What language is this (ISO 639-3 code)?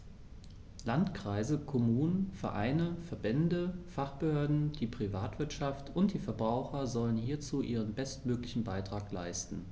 deu